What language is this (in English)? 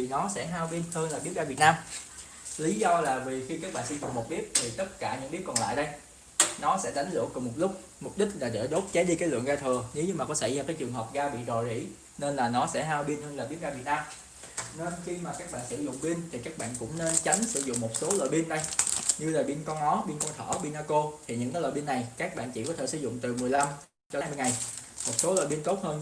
Vietnamese